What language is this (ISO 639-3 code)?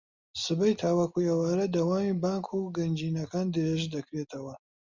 ckb